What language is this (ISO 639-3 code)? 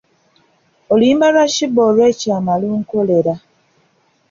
lug